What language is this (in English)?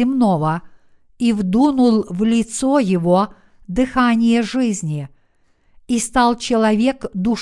Russian